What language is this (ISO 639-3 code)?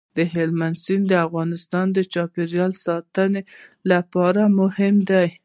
pus